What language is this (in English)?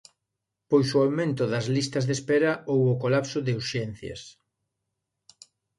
Galician